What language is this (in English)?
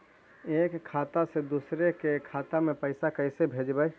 Magahi